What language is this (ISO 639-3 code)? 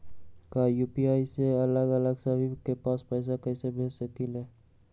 mag